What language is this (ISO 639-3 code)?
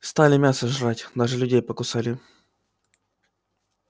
rus